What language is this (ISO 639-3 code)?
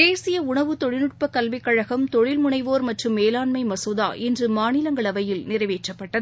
tam